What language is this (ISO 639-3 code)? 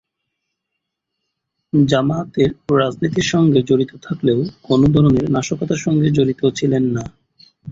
ben